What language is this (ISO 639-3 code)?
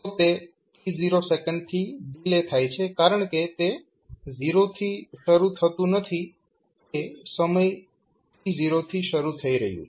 guj